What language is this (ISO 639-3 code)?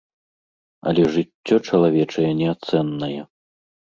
bel